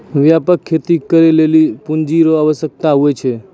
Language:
Maithili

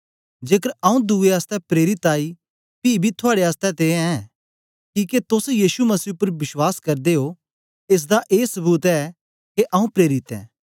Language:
Dogri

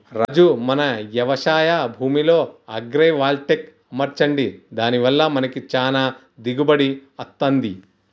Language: Telugu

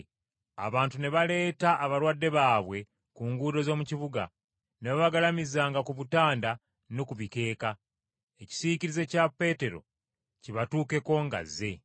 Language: Ganda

